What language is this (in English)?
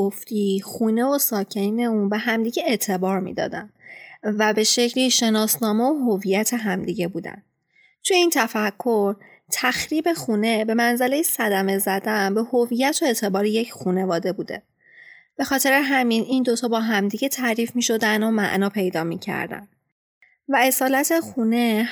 Persian